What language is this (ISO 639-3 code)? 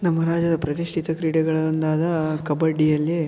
kan